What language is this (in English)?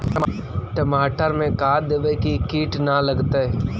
Magahi